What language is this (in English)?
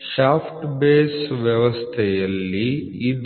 Kannada